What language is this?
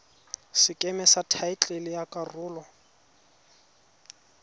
Tswana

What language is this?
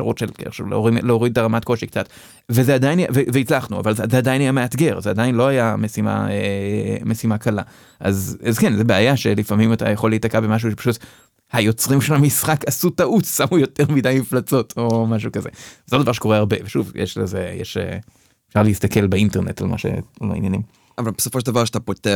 Hebrew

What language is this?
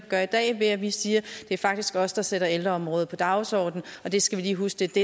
Danish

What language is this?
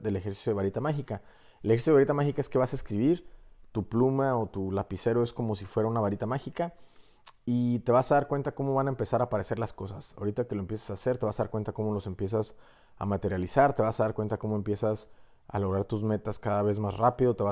Spanish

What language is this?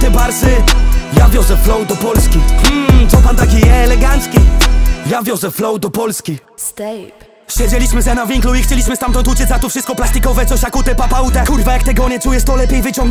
Polish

